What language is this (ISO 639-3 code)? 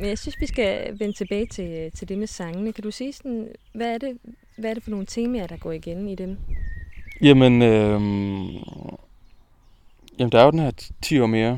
dan